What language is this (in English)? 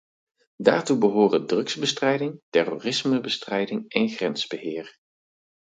Dutch